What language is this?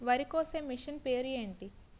Telugu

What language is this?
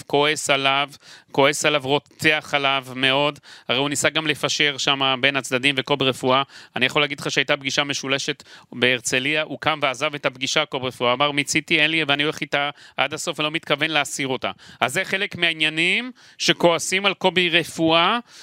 Hebrew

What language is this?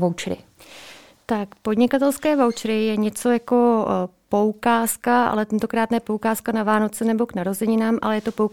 Czech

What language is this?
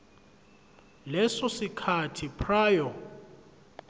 Zulu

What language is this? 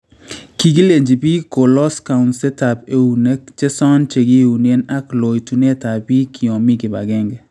Kalenjin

